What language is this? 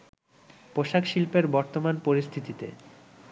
Bangla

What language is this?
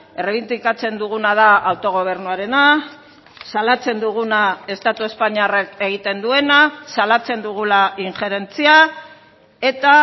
Basque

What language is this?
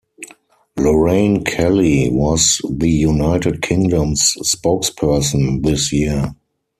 English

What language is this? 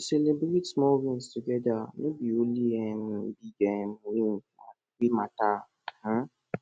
Nigerian Pidgin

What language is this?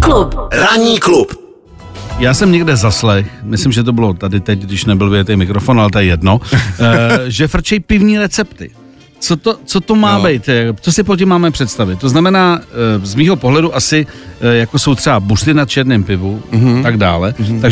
Czech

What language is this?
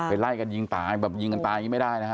Thai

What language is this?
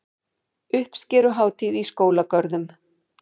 Icelandic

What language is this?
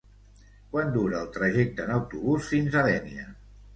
Catalan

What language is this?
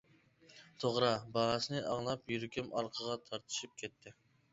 Uyghur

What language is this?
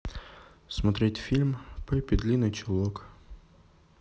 Russian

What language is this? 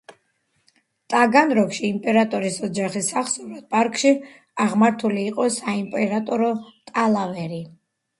Georgian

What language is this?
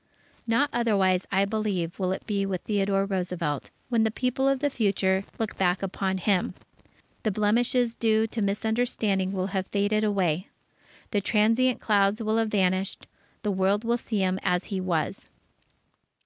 English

